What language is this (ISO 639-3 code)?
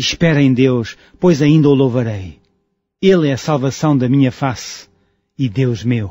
por